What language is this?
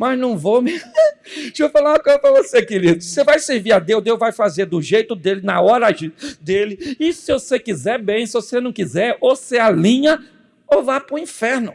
Portuguese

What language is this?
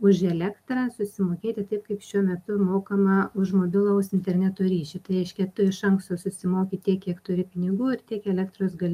Lithuanian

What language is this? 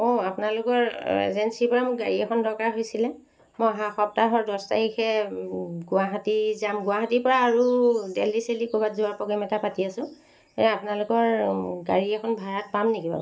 Assamese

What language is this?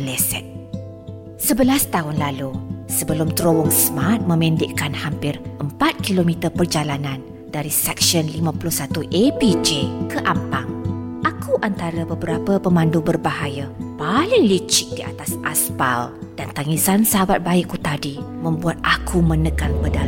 Malay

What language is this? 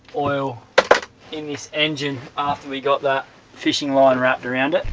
English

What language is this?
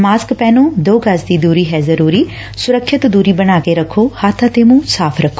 Punjabi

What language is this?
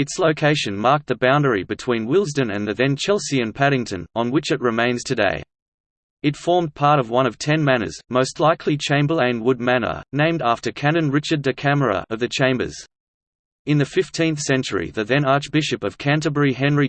English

